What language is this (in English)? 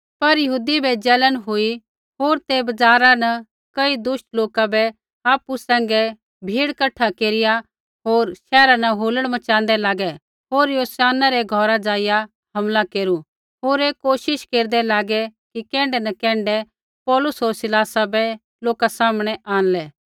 Kullu Pahari